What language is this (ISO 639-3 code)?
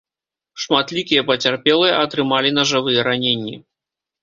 bel